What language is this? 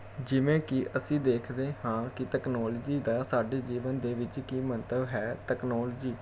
Punjabi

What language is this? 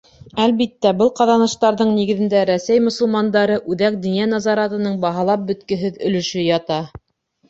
Bashkir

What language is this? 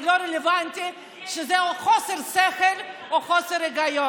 Hebrew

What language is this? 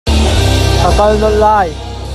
Hakha Chin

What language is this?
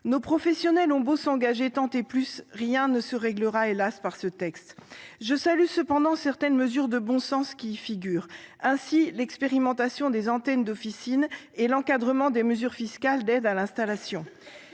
French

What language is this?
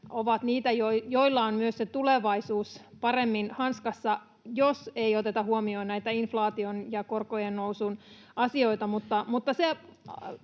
Finnish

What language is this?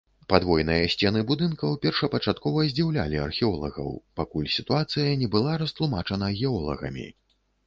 Belarusian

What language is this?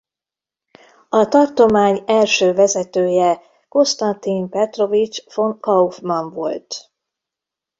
Hungarian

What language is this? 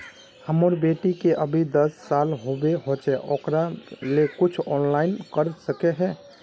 Magahi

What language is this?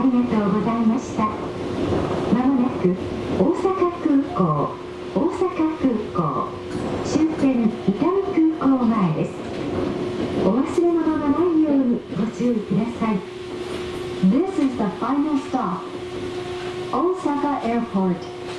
Japanese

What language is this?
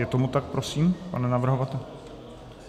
Czech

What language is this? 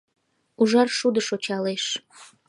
Mari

